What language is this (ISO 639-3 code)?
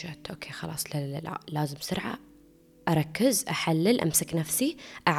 ara